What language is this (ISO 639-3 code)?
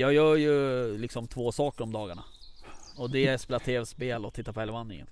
swe